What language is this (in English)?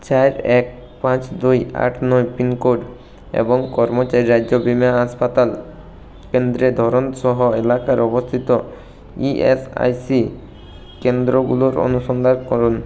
Bangla